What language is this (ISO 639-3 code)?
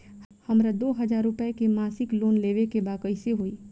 bho